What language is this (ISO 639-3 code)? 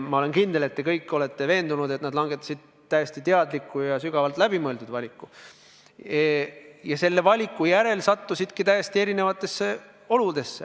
est